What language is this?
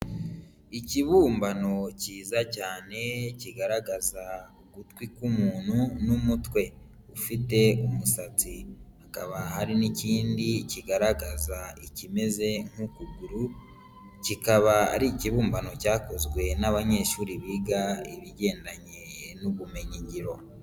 Kinyarwanda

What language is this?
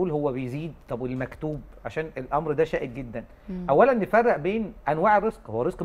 Arabic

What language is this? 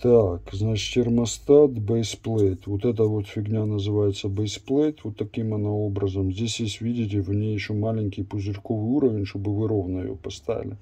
Russian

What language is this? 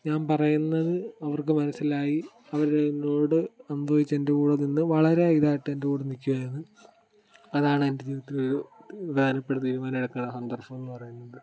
Malayalam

